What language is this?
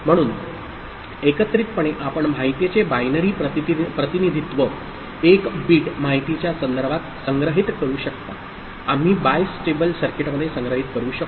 Marathi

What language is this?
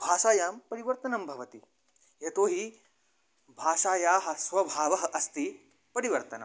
Sanskrit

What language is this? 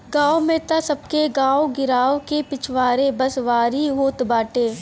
Bhojpuri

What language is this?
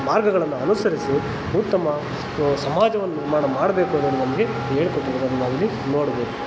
Kannada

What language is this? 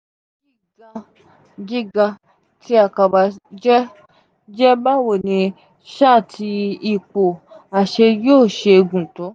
Yoruba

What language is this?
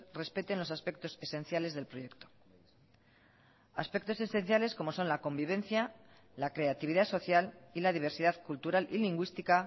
Spanish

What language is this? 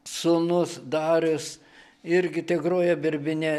Lithuanian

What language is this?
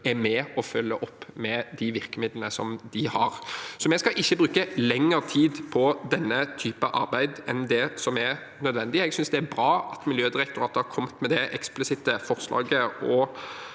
Norwegian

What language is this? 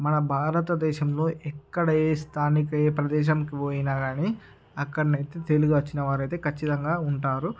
Telugu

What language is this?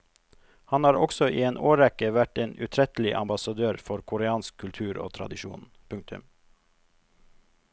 Norwegian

